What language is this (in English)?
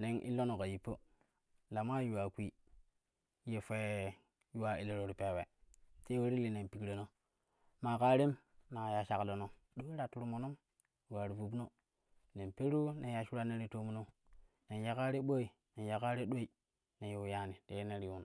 Kushi